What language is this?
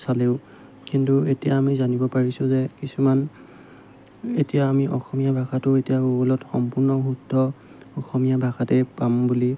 Assamese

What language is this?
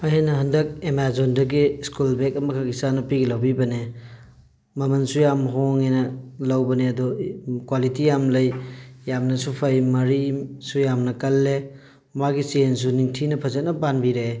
Manipuri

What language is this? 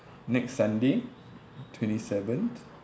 English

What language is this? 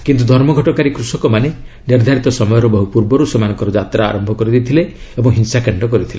Odia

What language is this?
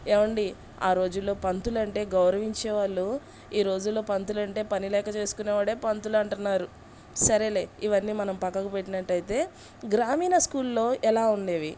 Telugu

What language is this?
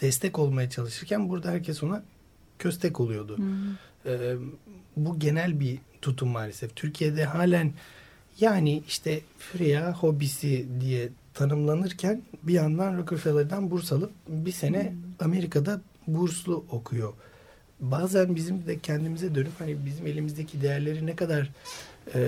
Turkish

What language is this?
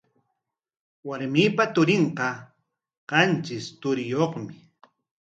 Corongo Ancash Quechua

